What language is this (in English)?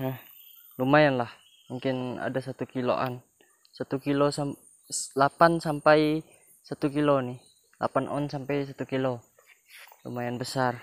Indonesian